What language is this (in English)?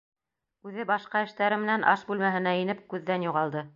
Bashkir